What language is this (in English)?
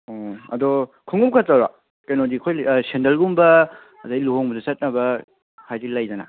Manipuri